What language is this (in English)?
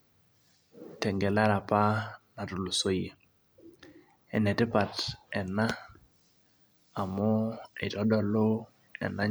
Masai